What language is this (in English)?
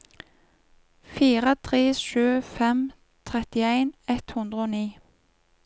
Norwegian